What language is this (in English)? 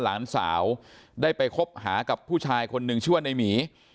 Thai